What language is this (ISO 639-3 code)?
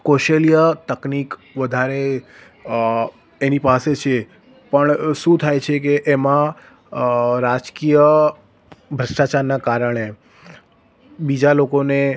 guj